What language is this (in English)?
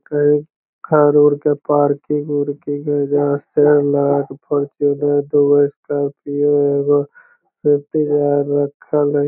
Magahi